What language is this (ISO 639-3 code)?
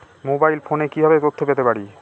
ben